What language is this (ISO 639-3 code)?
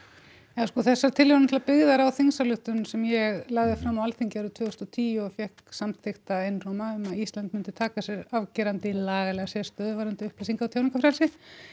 isl